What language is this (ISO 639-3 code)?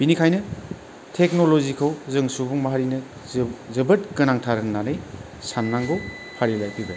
brx